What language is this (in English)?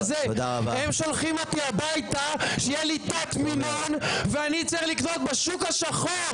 Hebrew